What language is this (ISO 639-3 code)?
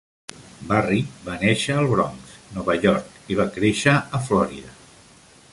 cat